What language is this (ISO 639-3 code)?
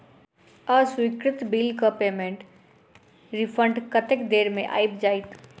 mai